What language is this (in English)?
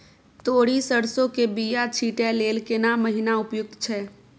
Maithili